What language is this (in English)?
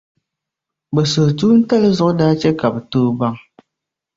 Dagbani